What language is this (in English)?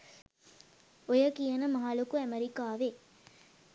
Sinhala